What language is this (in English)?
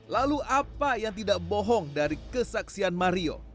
Indonesian